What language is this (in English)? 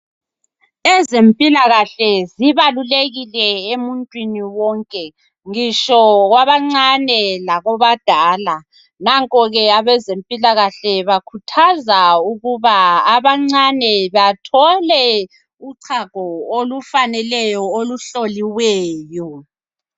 North Ndebele